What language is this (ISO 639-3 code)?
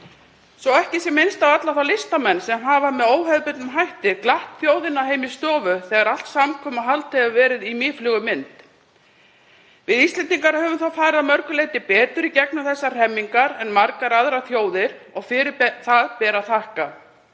isl